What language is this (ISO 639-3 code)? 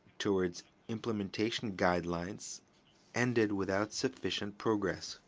eng